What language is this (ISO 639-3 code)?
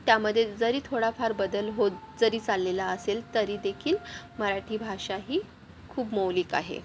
mar